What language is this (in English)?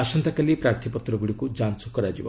Odia